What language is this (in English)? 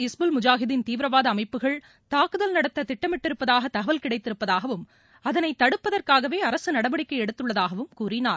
Tamil